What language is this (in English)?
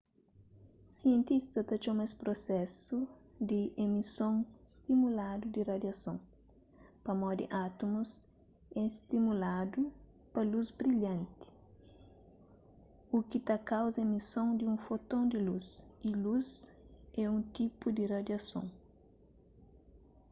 Kabuverdianu